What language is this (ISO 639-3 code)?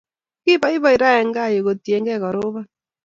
kln